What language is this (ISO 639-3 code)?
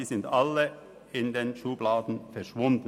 gsw